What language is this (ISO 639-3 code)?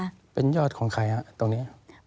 tha